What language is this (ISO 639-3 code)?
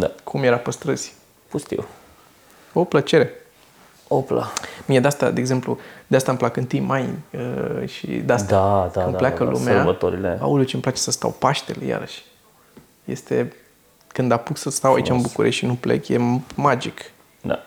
ron